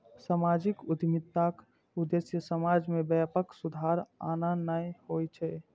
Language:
Maithili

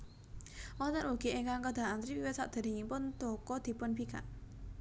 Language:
Javanese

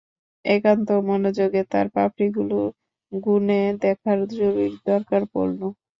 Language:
Bangla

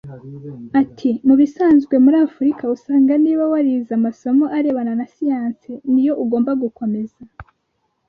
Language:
Kinyarwanda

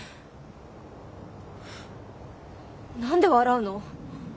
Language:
Japanese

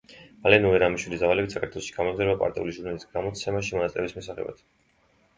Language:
Georgian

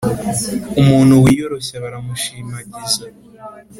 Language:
Kinyarwanda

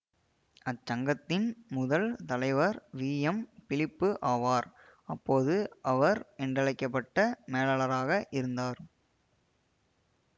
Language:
Tamil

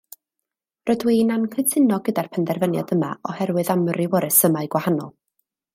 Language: Welsh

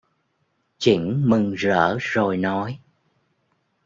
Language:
Vietnamese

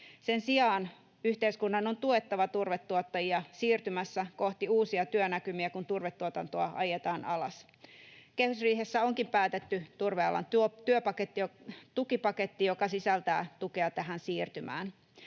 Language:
Finnish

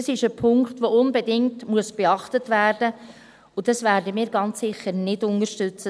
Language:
Swiss German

